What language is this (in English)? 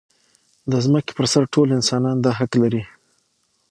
Pashto